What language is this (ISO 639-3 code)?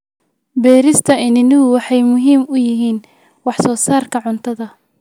som